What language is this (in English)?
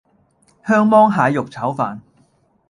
Cantonese